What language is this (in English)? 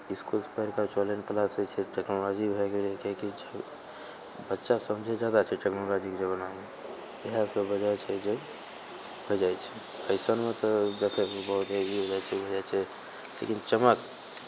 Maithili